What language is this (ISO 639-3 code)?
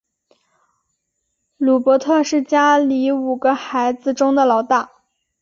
zho